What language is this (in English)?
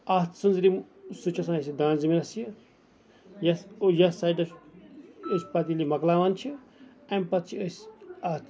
Kashmiri